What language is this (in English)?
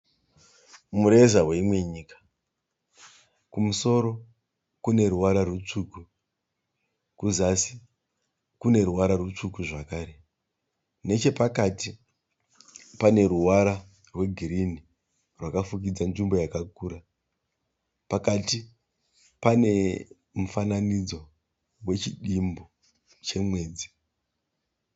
Shona